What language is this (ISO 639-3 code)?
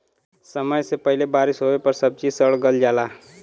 bho